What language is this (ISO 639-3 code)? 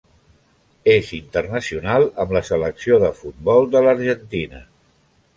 cat